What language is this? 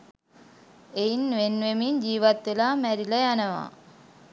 Sinhala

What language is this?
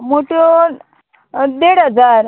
Konkani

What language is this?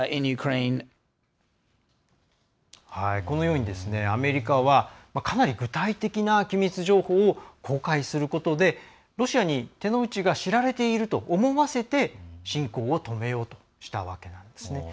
Japanese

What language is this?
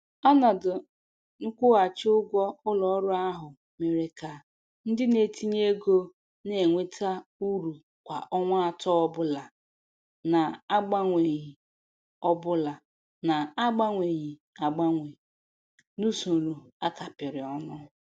Igbo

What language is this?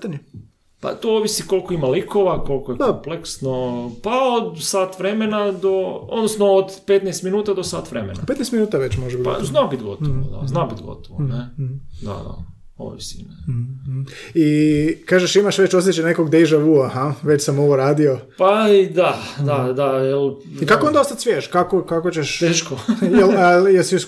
Croatian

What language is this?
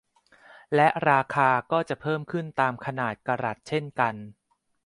Thai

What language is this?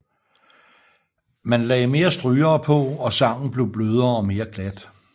Danish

